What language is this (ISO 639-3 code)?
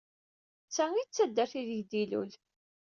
kab